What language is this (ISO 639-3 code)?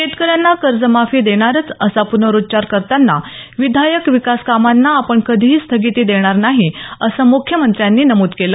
mar